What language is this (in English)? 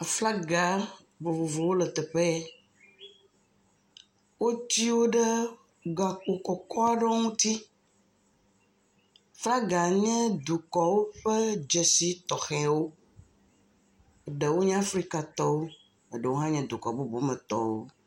Ewe